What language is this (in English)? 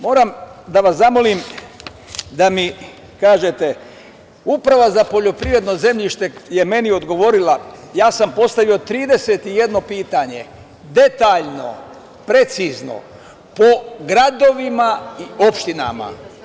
Serbian